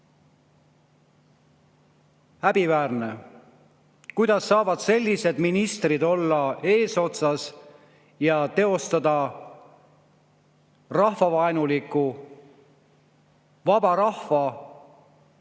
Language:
Estonian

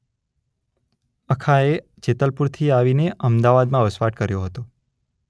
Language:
Gujarati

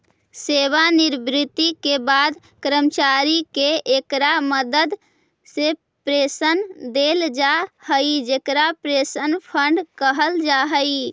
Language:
Magahi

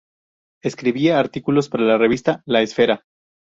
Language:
Spanish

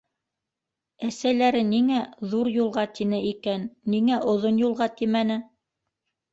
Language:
Bashkir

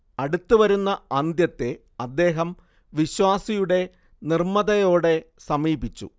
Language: Malayalam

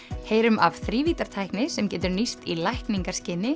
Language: Icelandic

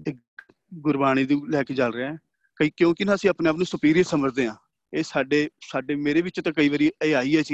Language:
Punjabi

